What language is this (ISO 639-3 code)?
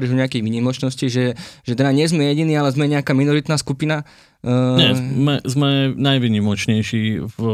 slk